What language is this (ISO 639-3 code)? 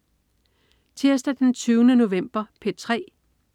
dan